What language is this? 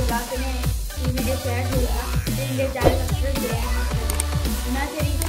Dutch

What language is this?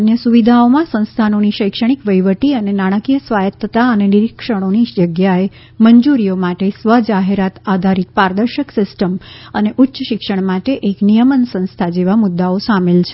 Gujarati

